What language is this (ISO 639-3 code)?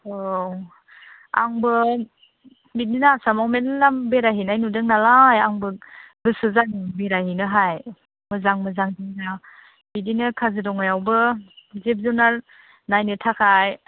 brx